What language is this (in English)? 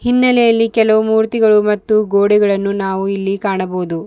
Kannada